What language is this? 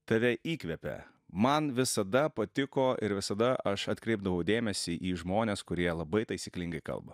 Lithuanian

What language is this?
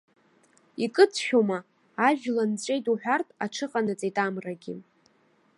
Abkhazian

